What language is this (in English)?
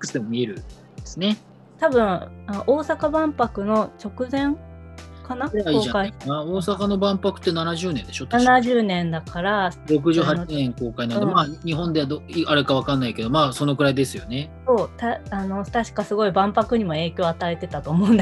Japanese